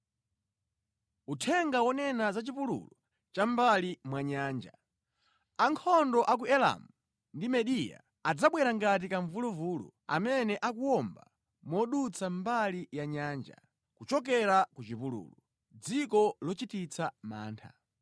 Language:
Nyanja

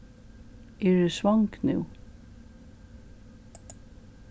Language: Faroese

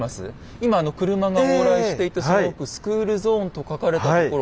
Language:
Japanese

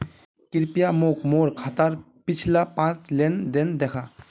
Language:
Magahi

